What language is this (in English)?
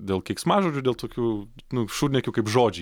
Lithuanian